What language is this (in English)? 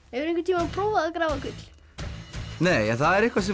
Icelandic